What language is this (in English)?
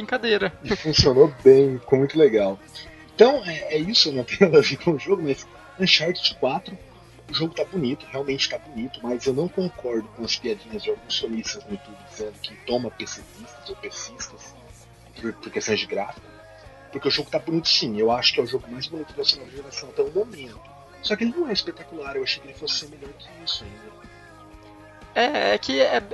Portuguese